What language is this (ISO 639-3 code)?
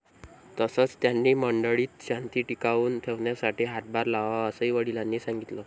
mar